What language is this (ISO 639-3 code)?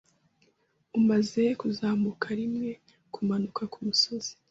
kin